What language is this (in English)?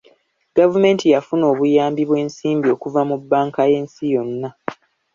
Ganda